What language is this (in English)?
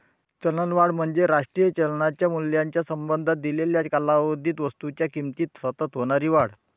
Marathi